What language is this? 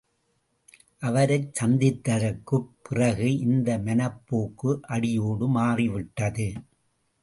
Tamil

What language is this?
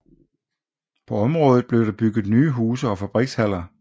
Danish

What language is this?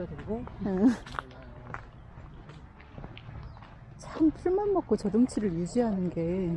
Korean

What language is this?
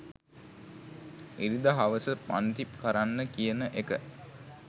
Sinhala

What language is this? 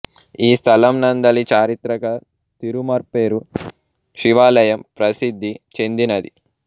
Telugu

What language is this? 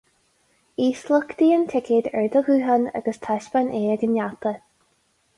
Irish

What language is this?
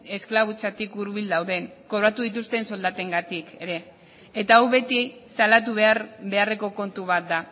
Basque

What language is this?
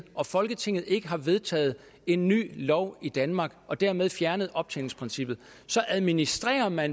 Danish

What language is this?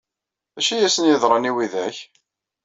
Kabyle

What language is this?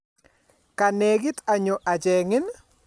Kalenjin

